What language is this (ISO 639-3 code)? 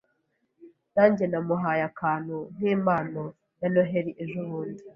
kin